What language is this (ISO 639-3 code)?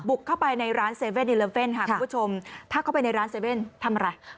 tha